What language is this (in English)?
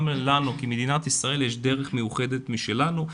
Hebrew